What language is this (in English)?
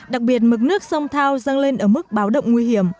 Vietnamese